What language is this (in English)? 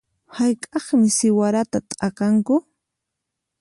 Puno Quechua